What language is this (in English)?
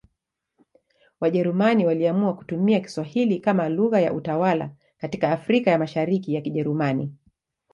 Swahili